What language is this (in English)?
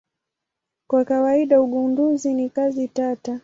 Swahili